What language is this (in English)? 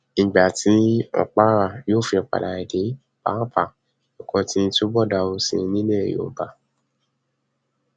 Yoruba